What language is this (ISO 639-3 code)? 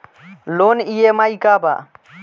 bho